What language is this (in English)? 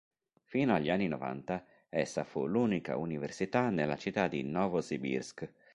Italian